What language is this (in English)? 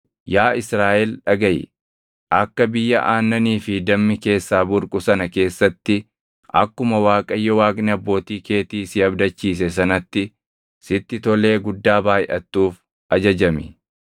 Oromo